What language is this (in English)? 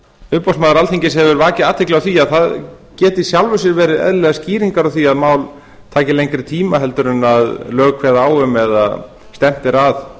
Icelandic